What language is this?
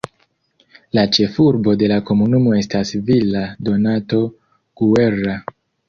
Esperanto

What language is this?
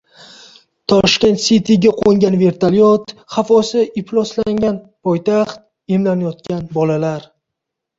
Uzbek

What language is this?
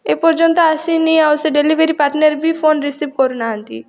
Odia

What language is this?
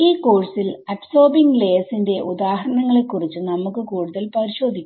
Malayalam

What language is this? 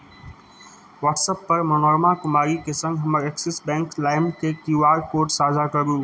Maithili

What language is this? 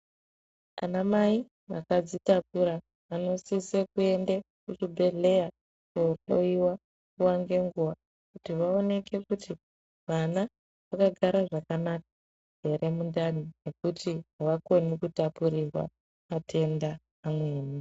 Ndau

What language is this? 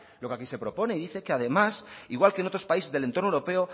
Spanish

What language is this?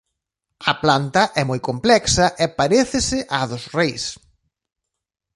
Galician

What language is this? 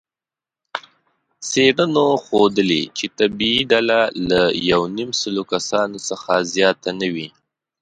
Pashto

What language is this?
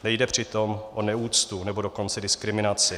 Czech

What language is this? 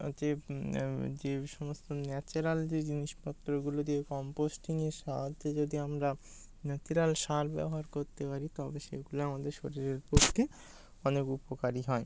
Bangla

